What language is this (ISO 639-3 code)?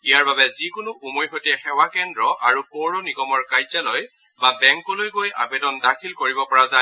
asm